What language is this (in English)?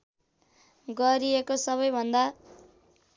Nepali